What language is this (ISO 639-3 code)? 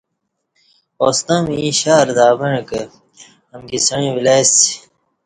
bsh